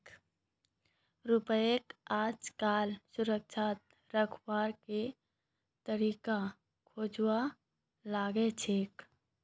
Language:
Magahi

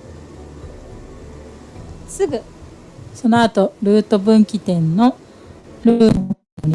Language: Japanese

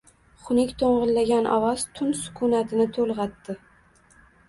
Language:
Uzbek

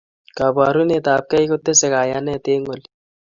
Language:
Kalenjin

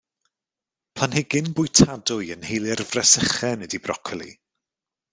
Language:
Welsh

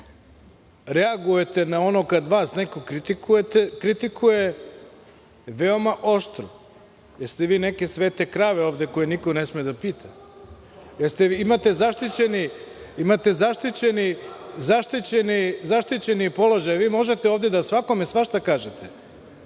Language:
Serbian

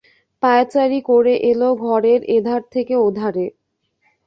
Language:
Bangla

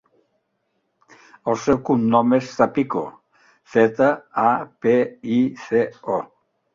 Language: Catalan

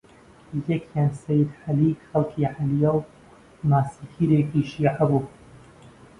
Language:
Central Kurdish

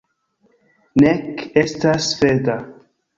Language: Esperanto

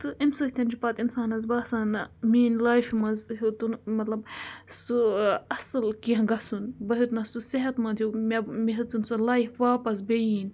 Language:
Kashmiri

